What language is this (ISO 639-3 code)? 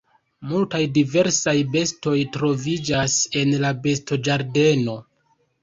epo